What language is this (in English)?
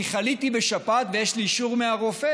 Hebrew